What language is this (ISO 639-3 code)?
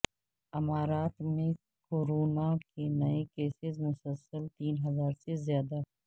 urd